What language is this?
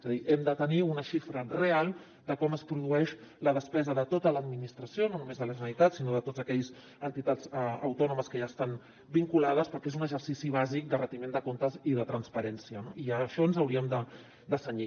Catalan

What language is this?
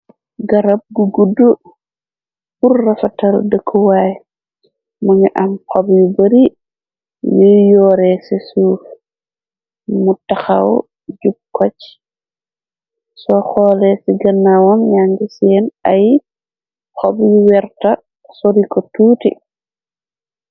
Wolof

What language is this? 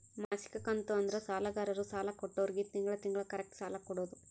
Kannada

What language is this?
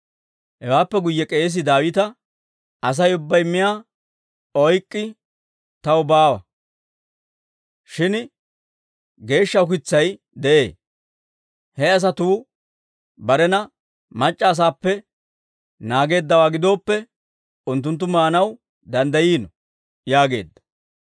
Dawro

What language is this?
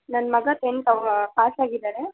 Kannada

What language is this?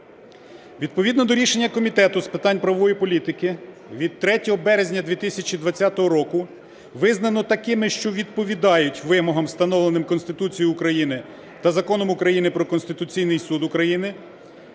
Ukrainian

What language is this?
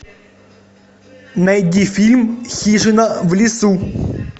Russian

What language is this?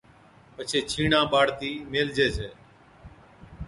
Od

